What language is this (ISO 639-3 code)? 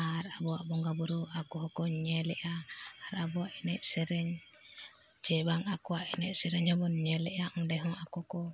sat